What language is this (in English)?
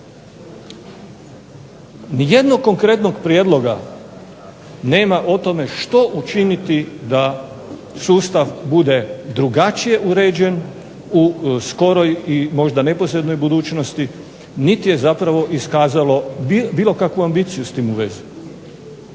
Croatian